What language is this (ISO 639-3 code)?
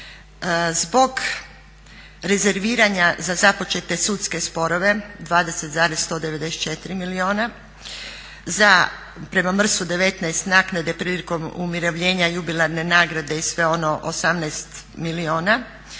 hrv